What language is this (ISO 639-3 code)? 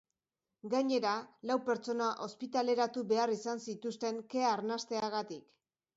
eus